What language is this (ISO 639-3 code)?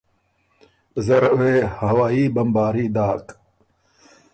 oru